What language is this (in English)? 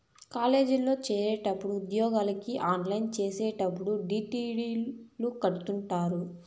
Telugu